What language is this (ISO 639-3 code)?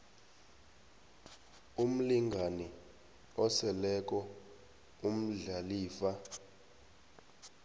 nbl